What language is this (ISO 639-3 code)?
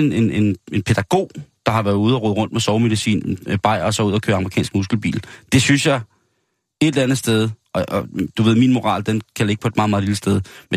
dan